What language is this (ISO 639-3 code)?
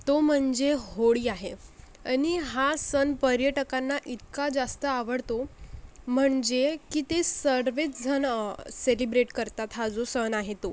mar